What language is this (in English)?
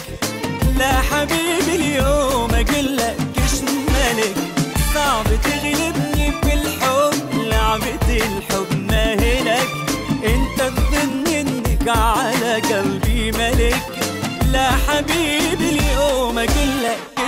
Arabic